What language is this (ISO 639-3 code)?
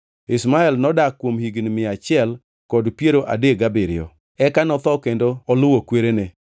luo